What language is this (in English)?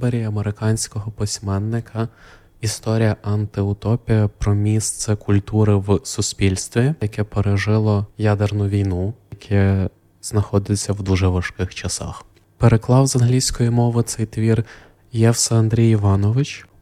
Ukrainian